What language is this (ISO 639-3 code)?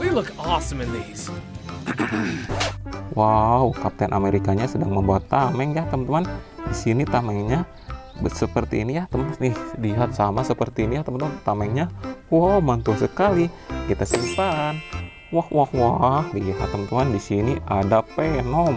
ind